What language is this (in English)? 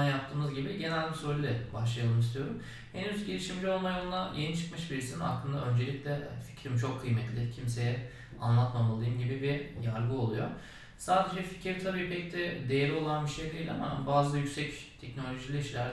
Turkish